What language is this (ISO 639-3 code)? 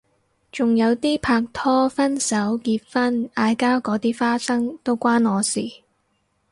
yue